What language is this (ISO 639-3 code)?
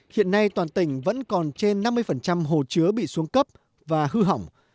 vie